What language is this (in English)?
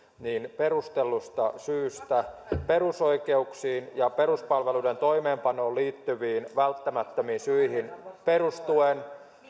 Finnish